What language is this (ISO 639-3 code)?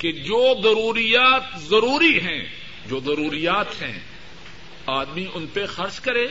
urd